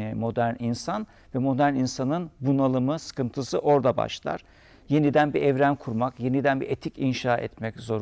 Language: Turkish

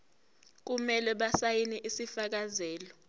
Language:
Zulu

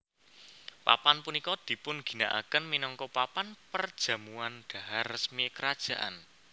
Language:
Javanese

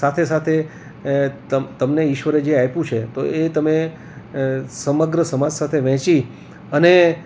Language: Gujarati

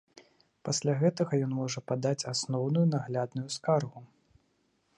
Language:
Belarusian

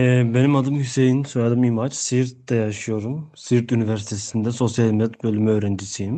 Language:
Turkish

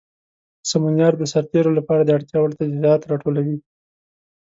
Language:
Pashto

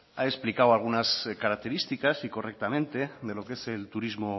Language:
Spanish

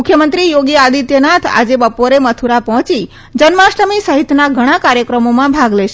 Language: Gujarati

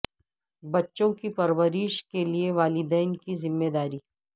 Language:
Urdu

